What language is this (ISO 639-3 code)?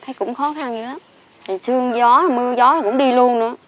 vie